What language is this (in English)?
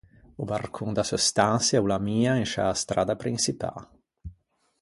Ligurian